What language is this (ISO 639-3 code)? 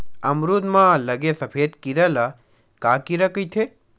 hne